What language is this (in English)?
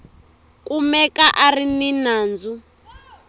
Tsonga